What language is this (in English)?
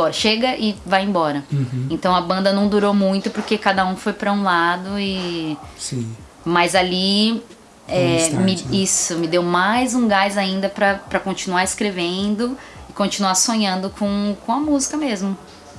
Portuguese